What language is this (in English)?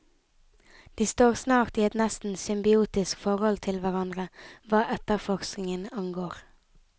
Norwegian